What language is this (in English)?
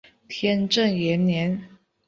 Chinese